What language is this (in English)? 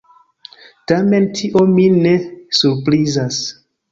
Esperanto